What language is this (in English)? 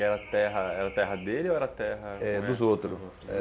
Portuguese